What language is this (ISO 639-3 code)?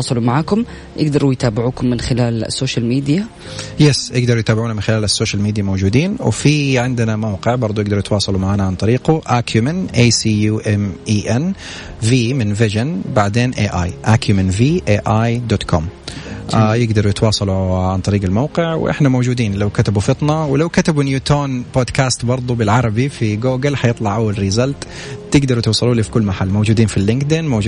ara